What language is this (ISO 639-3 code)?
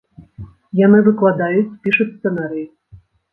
bel